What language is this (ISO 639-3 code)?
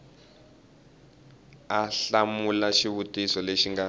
tso